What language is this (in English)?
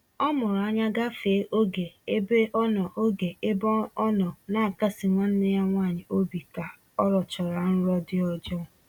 Igbo